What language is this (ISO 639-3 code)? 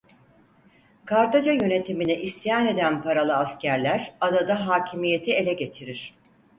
tur